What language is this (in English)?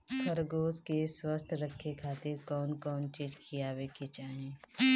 Bhojpuri